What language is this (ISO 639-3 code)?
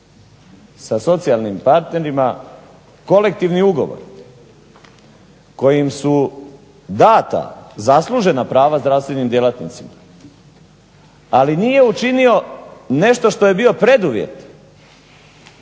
hrv